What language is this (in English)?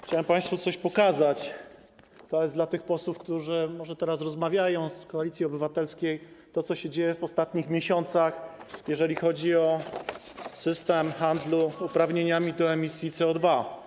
Polish